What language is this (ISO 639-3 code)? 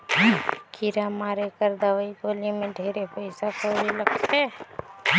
hne